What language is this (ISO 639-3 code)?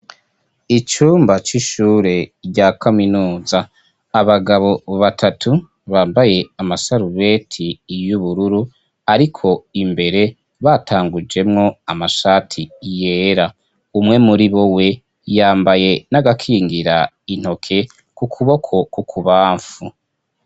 run